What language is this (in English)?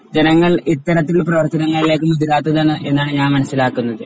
Malayalam